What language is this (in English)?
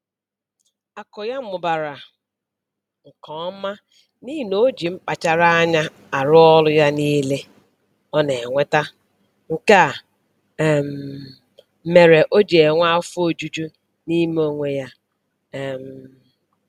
Igbo